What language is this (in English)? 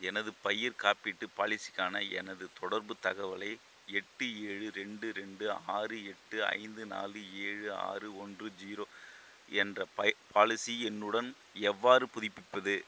Tamil